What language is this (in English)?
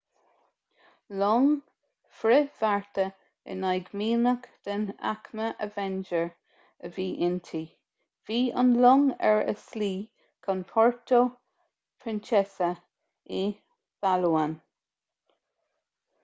Irish